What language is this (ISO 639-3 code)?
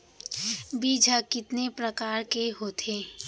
hne